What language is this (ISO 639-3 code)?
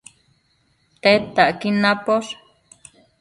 mcf